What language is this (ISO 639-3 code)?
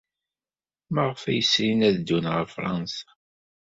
kab